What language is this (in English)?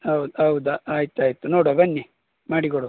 Kannada